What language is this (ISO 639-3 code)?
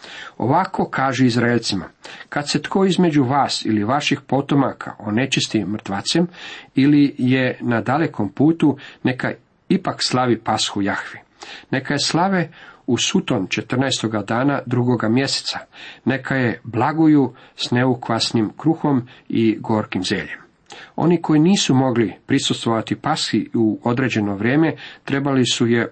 hrv